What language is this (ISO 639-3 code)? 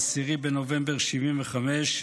heb